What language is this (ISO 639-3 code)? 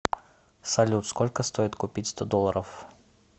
rus